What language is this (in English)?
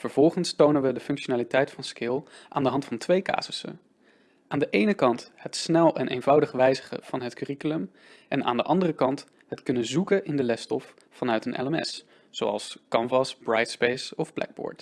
Dutch